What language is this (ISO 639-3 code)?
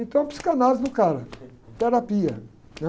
por